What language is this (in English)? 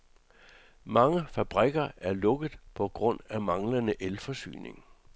Danish